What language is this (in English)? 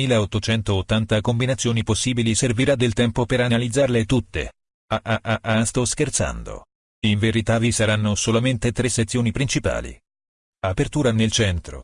Italian